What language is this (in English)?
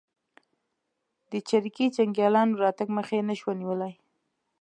Pashto